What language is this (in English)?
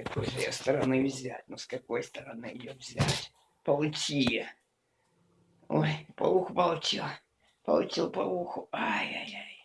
Russian